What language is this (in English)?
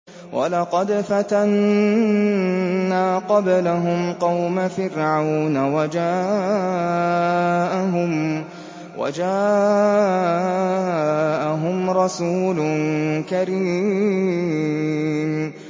Arabic